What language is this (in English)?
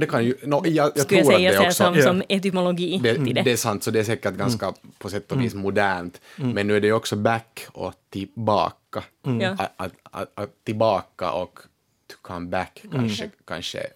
Swedish